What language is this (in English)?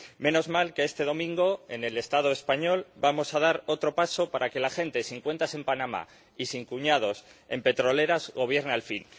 Spanish